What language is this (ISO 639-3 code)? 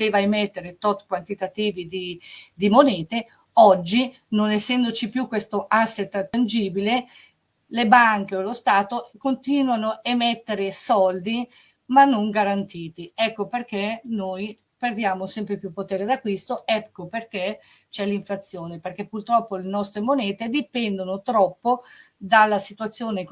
ita